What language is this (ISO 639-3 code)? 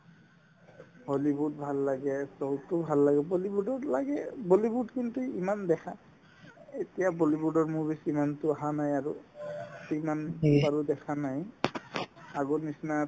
asm